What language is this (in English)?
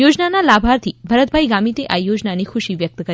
Gujarati